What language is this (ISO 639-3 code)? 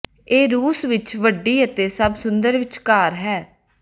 pan